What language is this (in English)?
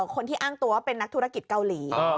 Thai